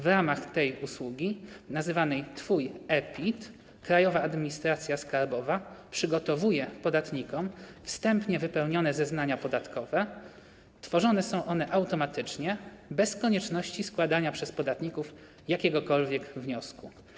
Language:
Polish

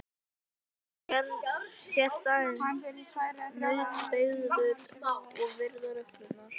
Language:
Icelandic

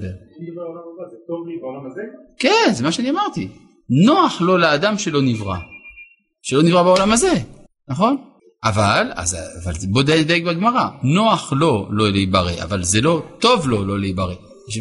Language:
Hebrew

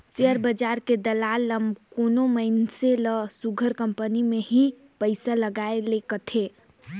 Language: Chhattisgarhi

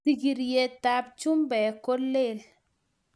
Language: Kalenjin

